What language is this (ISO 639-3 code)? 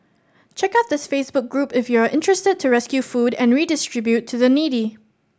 eng